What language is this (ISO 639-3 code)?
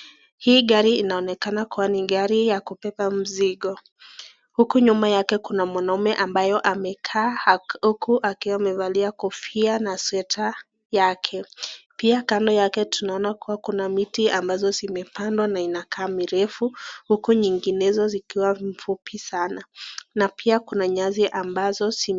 swa